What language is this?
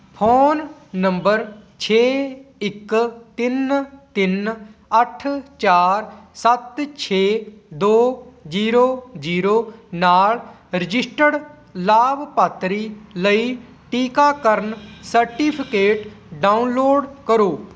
Punjabi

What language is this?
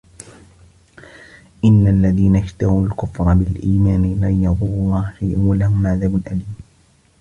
Arabic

